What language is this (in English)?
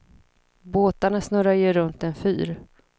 Swedish